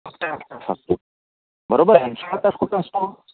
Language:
Marathi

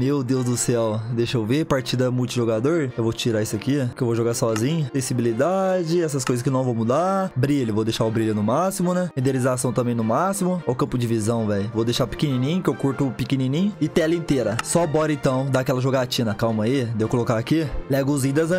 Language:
Portuguese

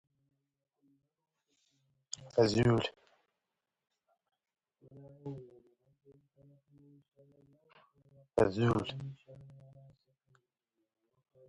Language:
Standard Moroccan Tamazight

